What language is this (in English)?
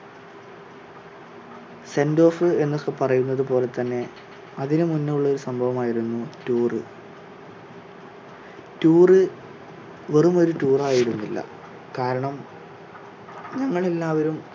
Malayalam